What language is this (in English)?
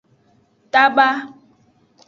Aja (Benin)